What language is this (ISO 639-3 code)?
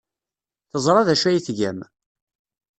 kab